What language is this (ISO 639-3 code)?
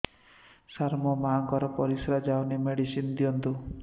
ori